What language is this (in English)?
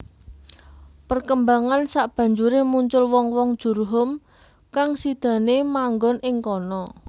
Javanese